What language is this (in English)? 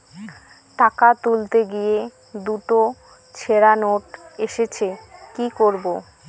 Bangla